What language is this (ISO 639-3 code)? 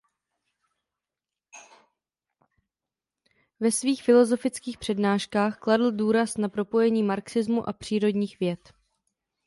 ces